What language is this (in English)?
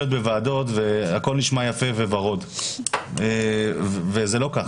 Hebrew